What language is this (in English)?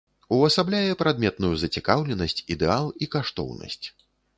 Belarusian